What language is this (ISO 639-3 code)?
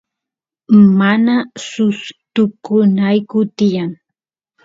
qus